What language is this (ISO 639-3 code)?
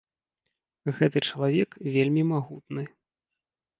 bel